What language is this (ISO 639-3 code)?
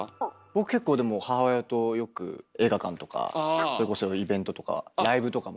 jpn